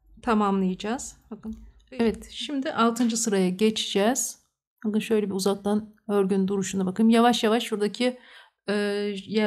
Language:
Turkish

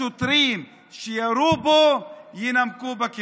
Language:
Hebrew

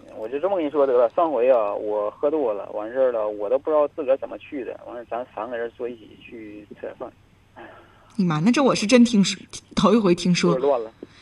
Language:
Chinese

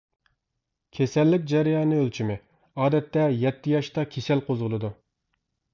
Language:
Uyghur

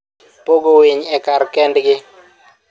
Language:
Luo (Kenya and Tanzania)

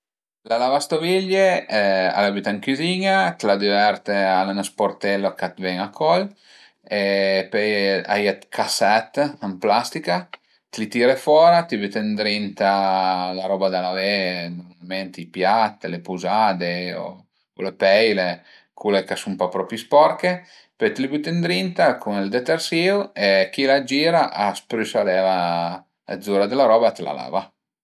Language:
Piedmontese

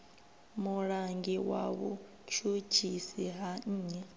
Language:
Venda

